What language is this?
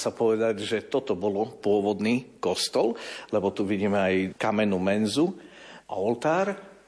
Slovak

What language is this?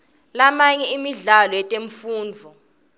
Swati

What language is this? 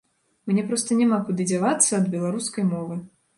Belarusian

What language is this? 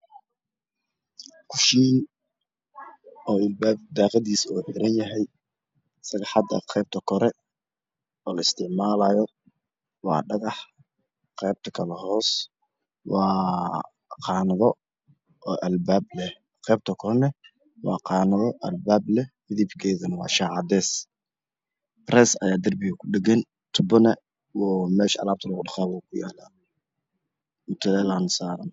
Somali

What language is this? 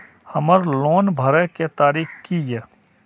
Maithili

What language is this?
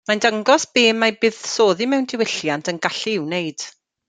Welsh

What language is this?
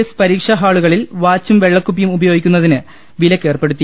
Malayalam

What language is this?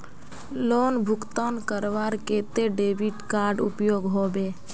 Magahi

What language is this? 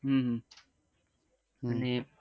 Gujarati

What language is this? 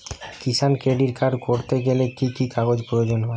Bangla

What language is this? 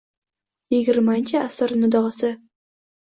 Uzbek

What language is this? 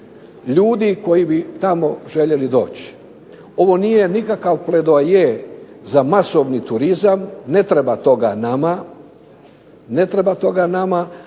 Croatian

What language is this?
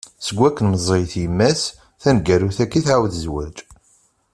Kabyle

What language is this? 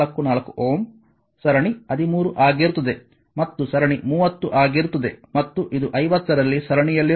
Kannada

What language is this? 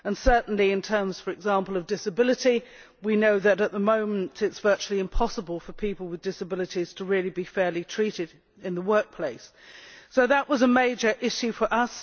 English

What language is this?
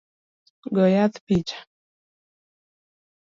Luo (Kenya and Tanzania)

